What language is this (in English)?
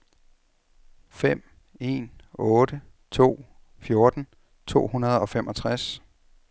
Danish